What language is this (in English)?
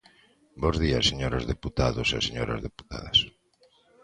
Galician